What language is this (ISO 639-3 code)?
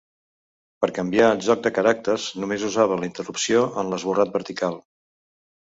cat